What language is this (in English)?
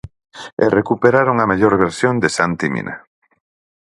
Galician